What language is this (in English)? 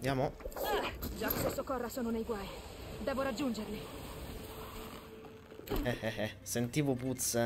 Italian